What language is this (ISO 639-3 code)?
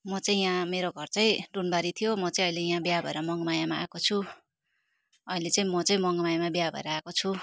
nep